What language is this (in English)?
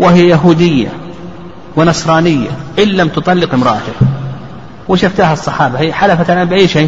Arabic